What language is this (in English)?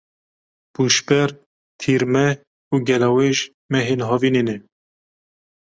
Kurdish